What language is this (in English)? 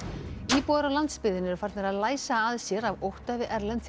Icelandic